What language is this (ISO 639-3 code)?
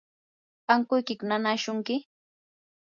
qur